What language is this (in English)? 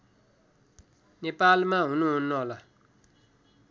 Nepali